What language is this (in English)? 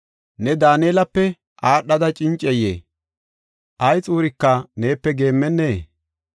Gofa